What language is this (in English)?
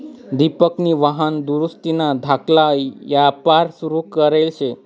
Marathi